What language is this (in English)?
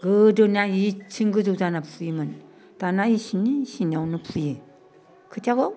Bodo